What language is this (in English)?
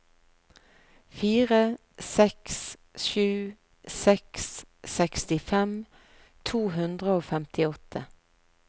Norwegian